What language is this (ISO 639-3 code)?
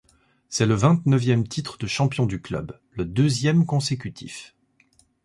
fra